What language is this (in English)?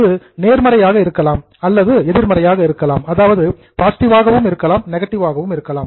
Tamil